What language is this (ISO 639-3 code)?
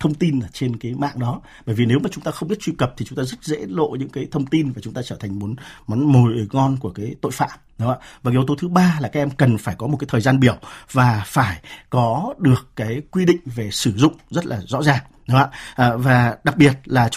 vie